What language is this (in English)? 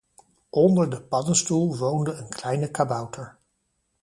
Dutch